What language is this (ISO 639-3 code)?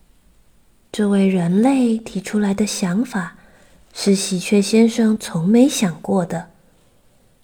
zho